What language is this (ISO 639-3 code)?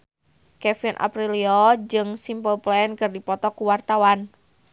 sun